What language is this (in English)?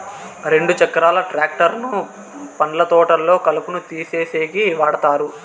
Telugu